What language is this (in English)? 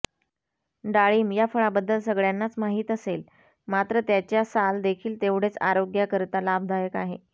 Marathi